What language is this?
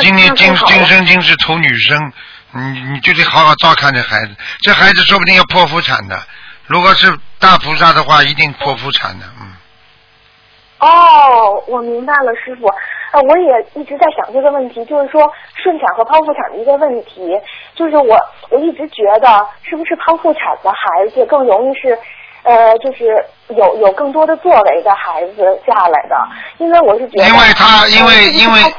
Chinese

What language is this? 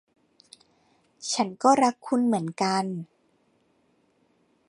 Thai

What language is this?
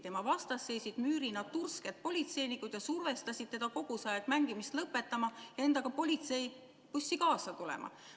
Estonian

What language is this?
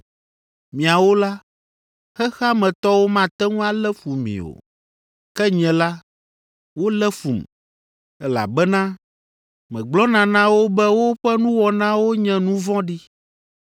Ewe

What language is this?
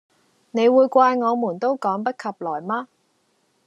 Cantonese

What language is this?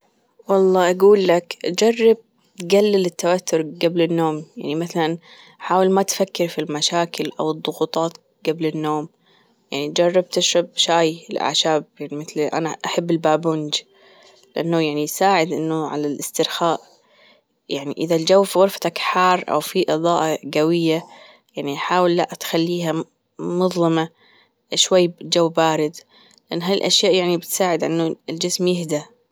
Gulf Arabic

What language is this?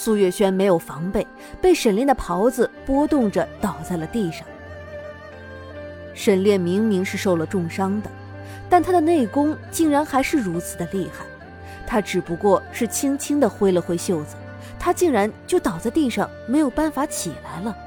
Chinese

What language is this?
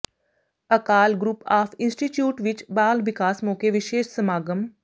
Punjabi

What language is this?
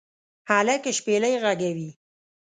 Pashto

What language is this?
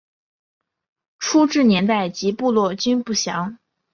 Chinese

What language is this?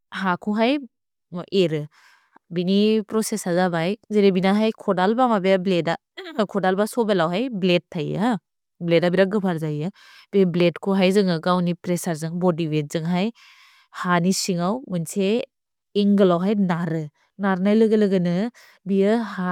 Bodo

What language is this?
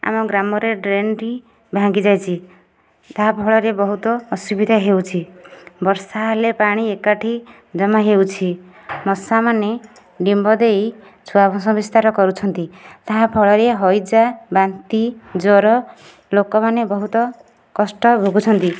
Odia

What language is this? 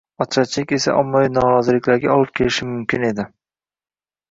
Uzbek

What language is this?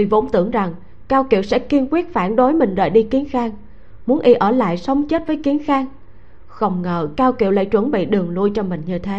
Vietnamese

